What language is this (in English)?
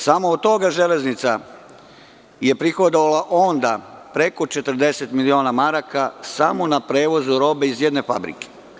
Serbian